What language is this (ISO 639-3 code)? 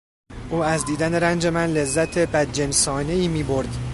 fas